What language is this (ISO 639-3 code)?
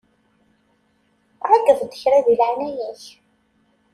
kab